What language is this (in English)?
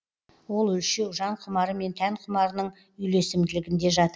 Kazakh